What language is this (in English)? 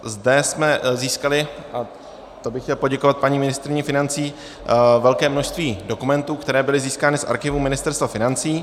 Czech